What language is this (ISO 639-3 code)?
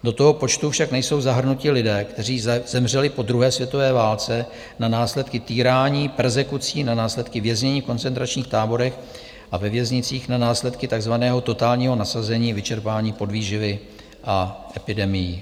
ces